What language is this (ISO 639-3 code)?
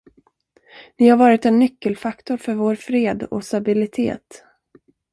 swe